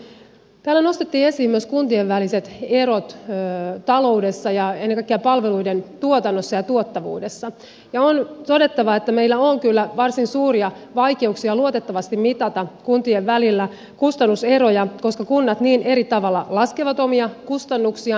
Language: Finnish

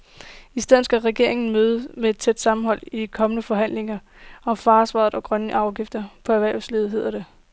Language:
Danish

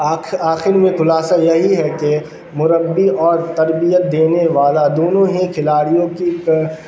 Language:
Urdu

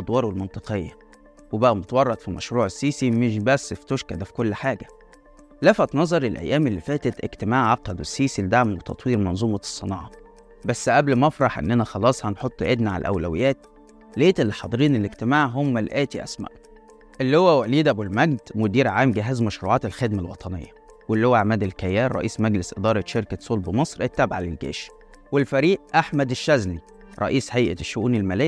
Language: Arabic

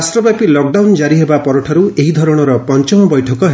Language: Odia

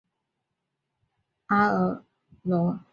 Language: Chinese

